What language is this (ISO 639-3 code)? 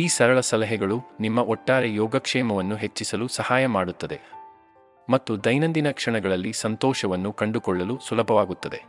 kan